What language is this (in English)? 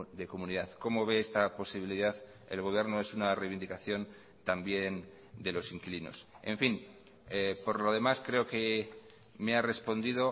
Spanish